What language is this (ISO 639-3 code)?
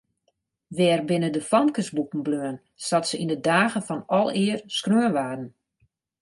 fry